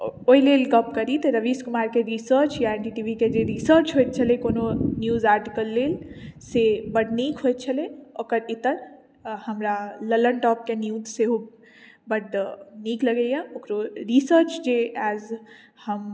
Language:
Maithili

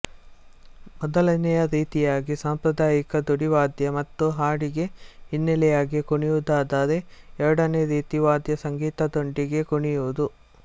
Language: Kannada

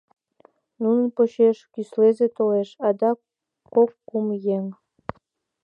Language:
Mari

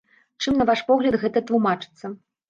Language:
Belarusian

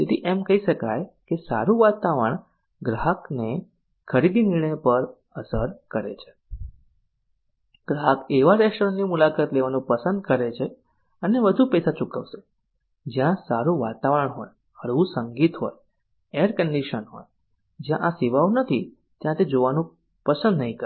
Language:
Gujarati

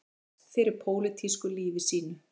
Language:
Icelandic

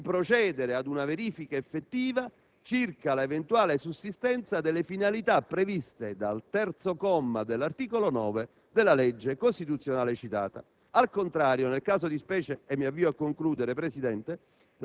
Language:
Italian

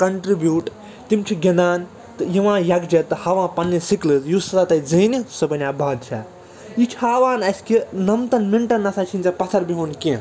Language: Kashmiri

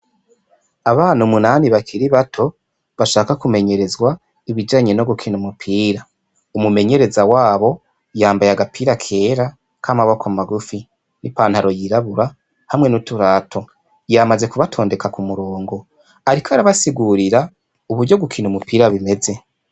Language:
Rundi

